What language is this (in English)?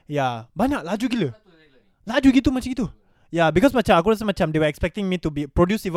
Malay